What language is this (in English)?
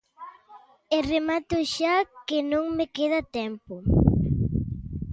Galician